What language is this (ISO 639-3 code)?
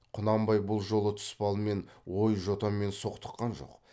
kaz